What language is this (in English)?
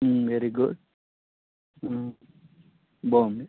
Telugu